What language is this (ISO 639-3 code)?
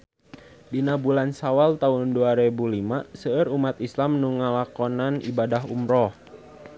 sun